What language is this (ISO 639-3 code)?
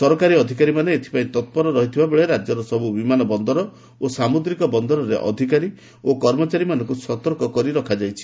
ori